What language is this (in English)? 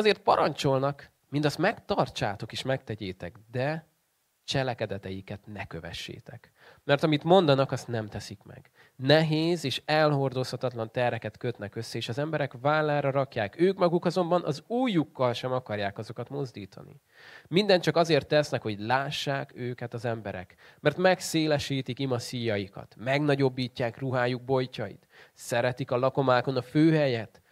Hungarian